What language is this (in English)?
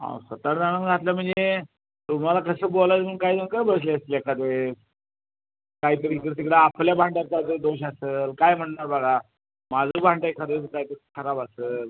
Marathi